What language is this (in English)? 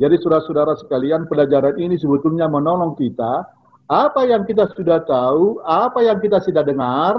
Indonesian